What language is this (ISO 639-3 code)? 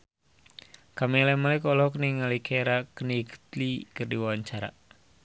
sun